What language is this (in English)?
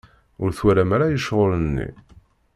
Kabyle